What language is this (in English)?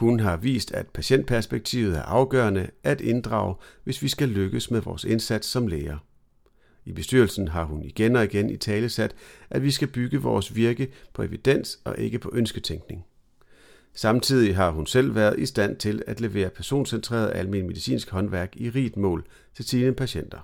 Danish